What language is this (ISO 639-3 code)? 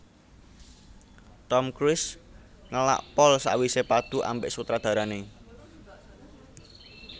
jav